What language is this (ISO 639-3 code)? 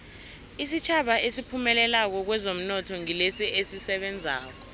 nbl